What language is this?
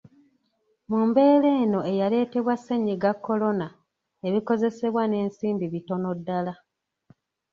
Ganda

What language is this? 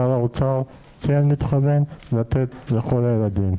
Hebrew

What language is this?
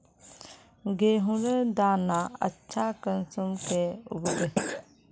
Magahi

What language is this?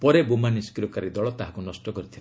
Odia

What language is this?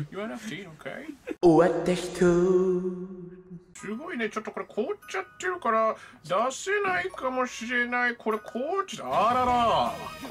Japanese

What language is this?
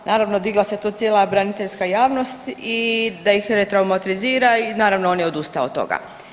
Croatian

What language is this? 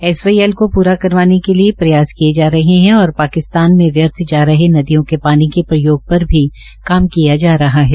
Hindi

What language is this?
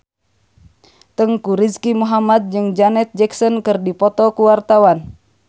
Sundanese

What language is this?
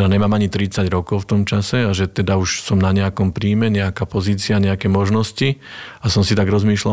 Slovak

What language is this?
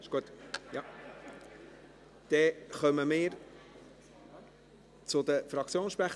Swiss German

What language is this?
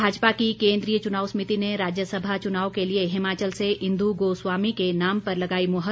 Hindi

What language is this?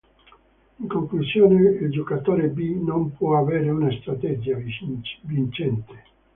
Italian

